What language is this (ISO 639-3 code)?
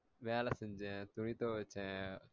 tam